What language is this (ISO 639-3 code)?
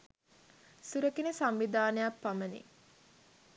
sin